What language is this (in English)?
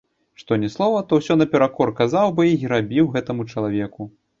Belarusian